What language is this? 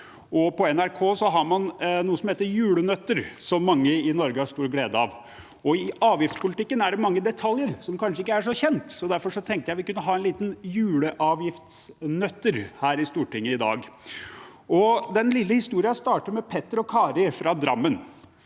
Norwegian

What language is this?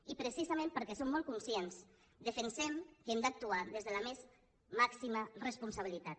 Catalan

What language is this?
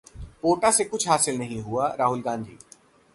Hindi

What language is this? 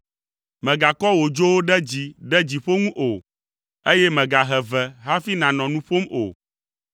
Ewe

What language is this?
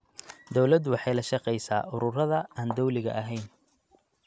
Somali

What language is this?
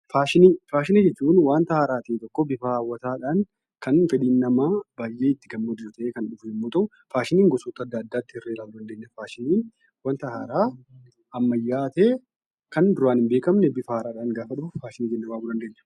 Oromo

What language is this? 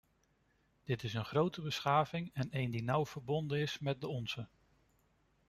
Dutch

